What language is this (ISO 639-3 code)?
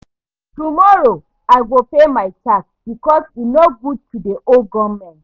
pcm